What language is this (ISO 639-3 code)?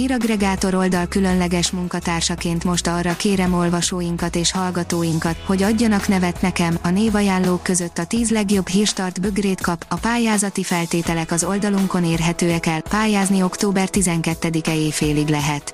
hun